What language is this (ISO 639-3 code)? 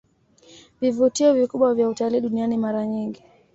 swa